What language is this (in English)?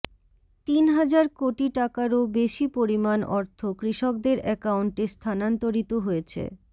Bangla